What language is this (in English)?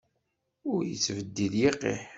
Kabyle